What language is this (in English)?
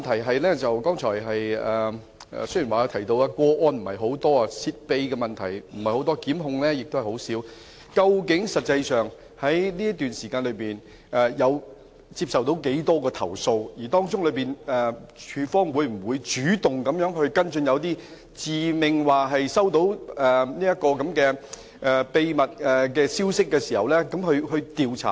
Cantonese